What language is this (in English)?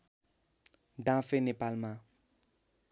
Nepali